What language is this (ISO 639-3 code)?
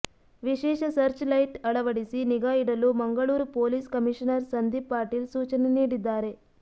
kan